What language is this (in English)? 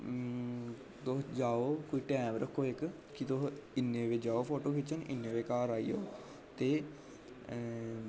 Dogri